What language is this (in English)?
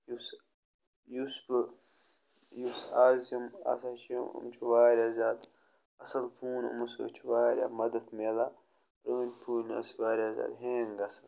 Kashmiri